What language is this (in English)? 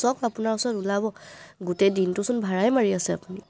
Assamese